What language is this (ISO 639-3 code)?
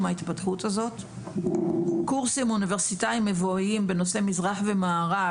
heb